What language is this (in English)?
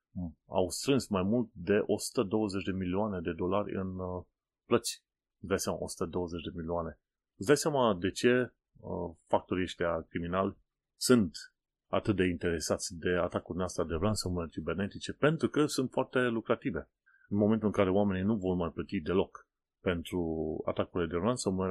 Romanian